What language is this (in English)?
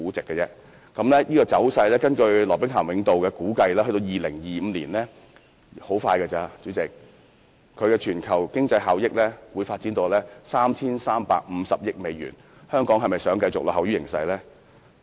Cantonese